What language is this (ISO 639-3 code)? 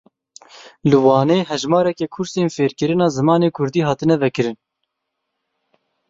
kur